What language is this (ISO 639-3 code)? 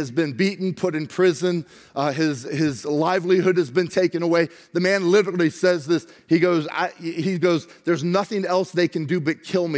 eng